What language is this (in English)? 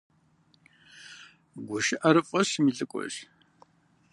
Kabardian